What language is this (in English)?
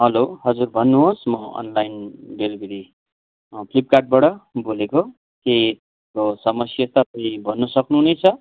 Nepali